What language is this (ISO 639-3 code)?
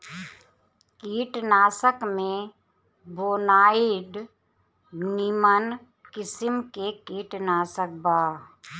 bho